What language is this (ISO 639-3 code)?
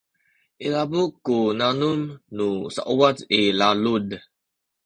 szy